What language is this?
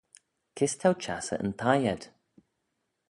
Manx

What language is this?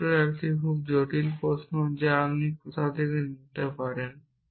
Bangla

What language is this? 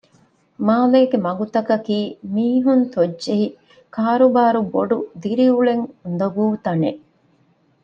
Divehi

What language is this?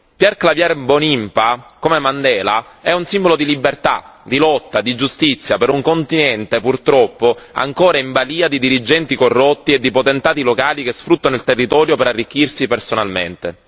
Italian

